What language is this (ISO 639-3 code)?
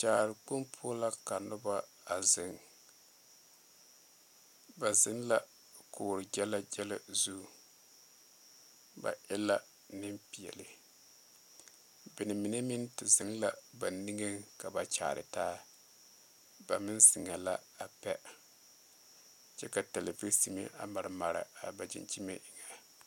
dga